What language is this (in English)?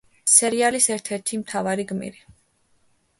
Georgian